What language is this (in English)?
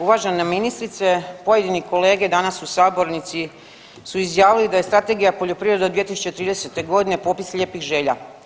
Croatian